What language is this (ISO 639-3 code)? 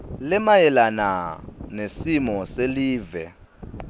ssw